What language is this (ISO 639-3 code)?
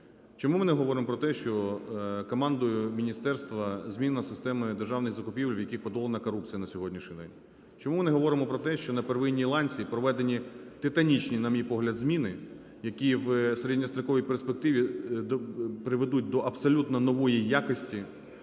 ukr